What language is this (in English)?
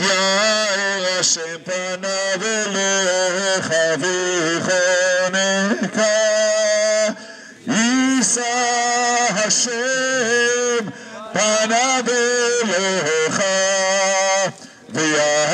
Hebrew